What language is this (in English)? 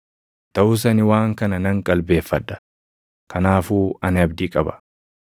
Oromo